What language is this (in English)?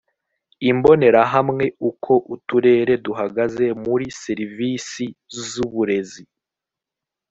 Kinyarwanda